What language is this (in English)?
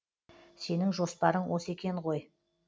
Kazakh